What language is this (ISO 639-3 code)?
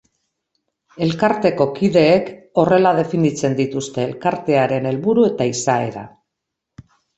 eus